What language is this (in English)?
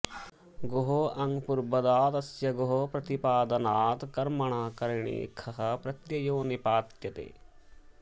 Sanskrit